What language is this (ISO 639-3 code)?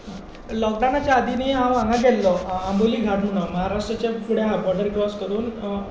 kok